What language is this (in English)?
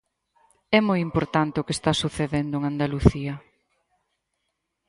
Galician